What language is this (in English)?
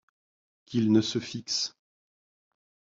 French